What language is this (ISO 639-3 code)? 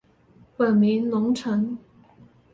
zho